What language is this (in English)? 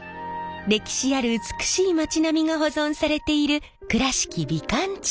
Japanese